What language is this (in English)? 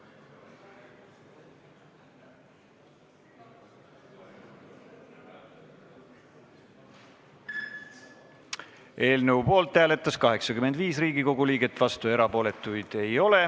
Estonian